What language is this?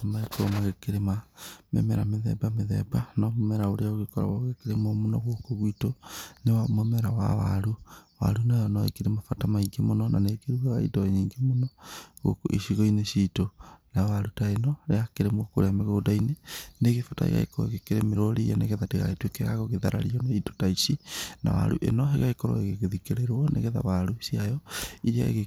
Kikuyu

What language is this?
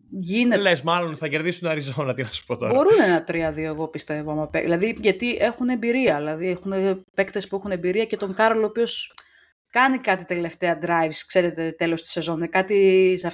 Greek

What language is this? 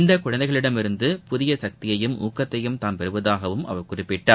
Tamil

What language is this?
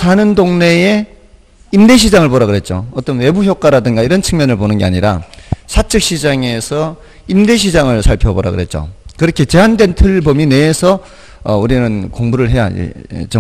Korean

